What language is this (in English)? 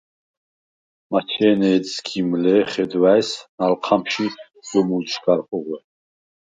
Svan